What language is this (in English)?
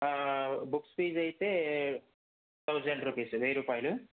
Telugu